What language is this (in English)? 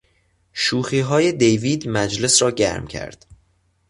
Persian